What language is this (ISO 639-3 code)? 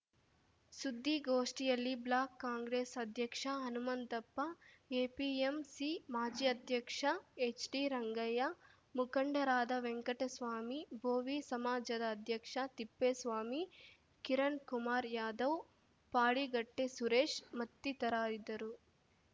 kan